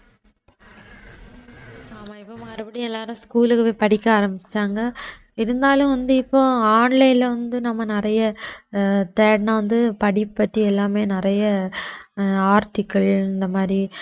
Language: Tamil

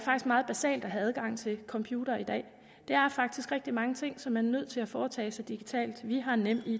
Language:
Danish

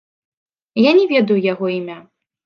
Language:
Belarusian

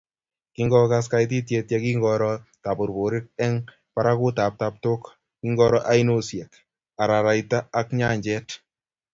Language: Kalenjin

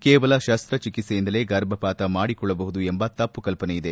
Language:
Kannada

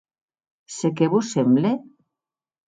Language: Occitan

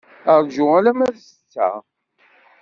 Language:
Kabyle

